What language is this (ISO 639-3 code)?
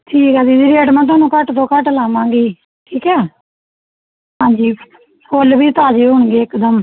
pan